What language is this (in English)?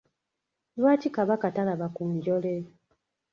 Ganda